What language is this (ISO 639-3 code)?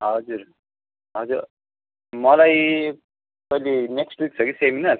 nep